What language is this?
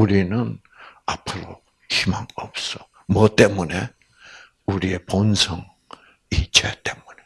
Korean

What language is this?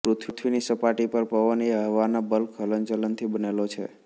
Gujarati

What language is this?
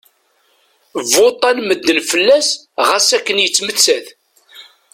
Kabyle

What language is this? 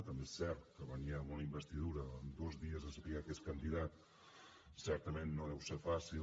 Catalan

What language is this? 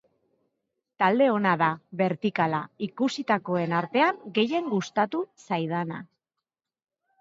Basque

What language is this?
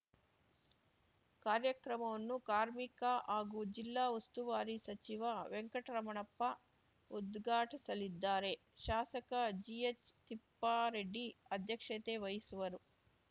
Kannada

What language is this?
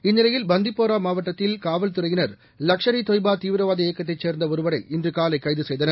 Tamil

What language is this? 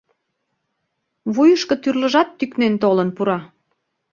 Mari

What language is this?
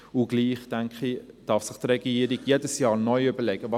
Swiss German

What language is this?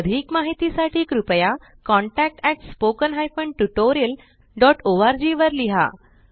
Marathi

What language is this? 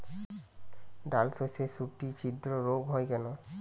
Bangla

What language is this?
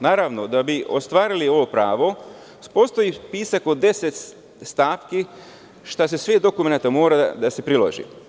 Serbian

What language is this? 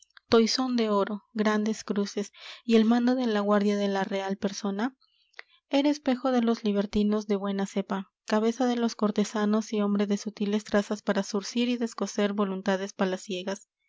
Spanish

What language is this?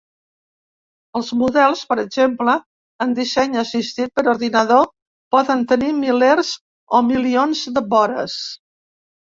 Catalan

